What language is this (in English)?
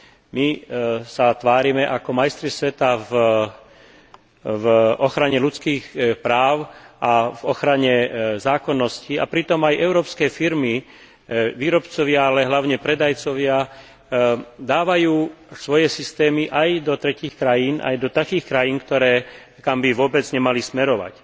Slovak